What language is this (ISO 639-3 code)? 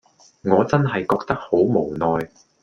yue